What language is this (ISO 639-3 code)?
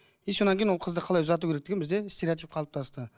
kaz